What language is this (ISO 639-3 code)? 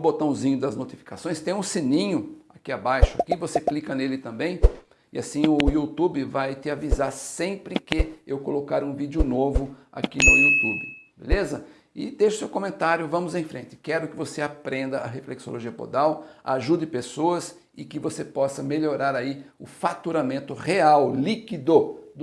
por